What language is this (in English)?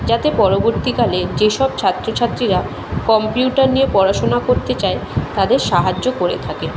Bangla